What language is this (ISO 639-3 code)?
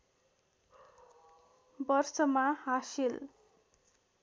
nep